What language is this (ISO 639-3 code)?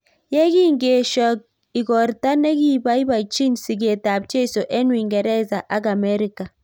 kln